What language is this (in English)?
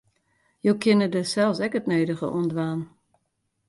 Western Frisian